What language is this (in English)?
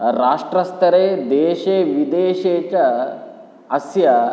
Sanskrit